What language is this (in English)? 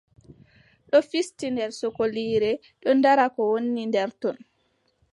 Adamawa Fulfulde